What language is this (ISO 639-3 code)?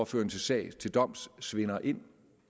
dan